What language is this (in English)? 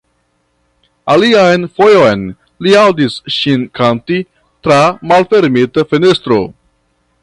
Esperanto